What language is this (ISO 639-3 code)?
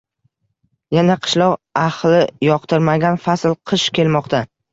uzb